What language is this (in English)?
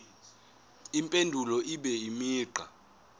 Zulu